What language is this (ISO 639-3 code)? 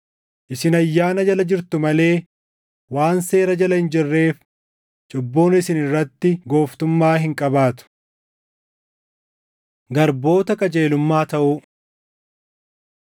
orm